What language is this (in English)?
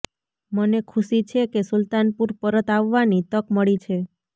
Gujarati